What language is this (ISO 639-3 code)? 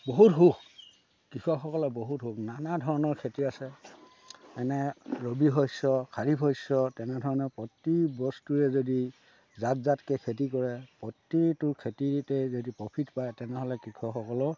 asm